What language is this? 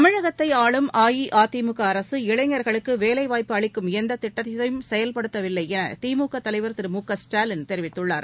Tamil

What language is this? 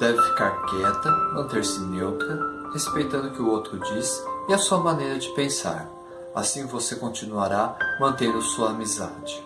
Portuguese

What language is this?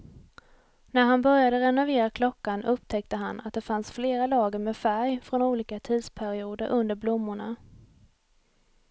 Swedish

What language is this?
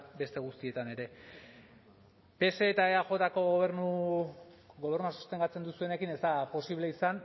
Basque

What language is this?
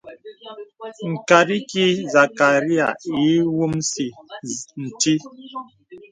Bebele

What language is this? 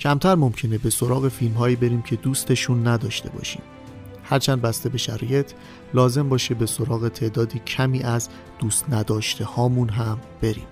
Persian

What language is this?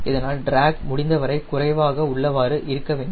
Tamil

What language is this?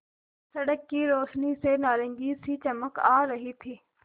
Hindi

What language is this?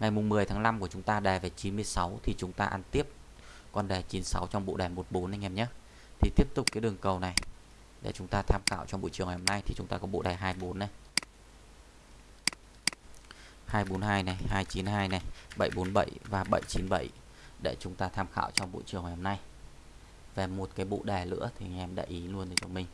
Vietnamese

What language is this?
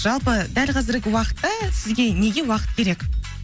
Kazakh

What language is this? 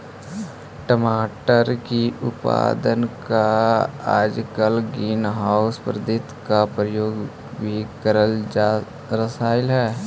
Magahi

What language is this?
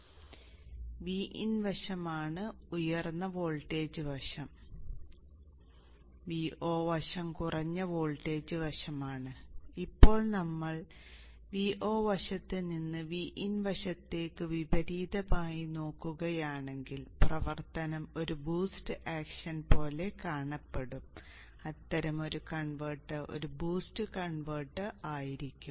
Malayalam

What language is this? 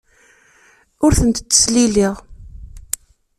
Kabyle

